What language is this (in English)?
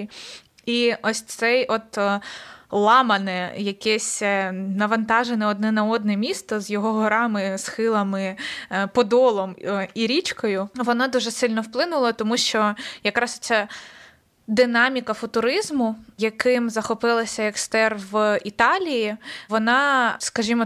Ukrainian